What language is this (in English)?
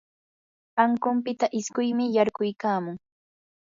Yanahuanca Pasco Quechua